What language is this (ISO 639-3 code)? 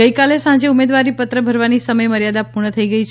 guj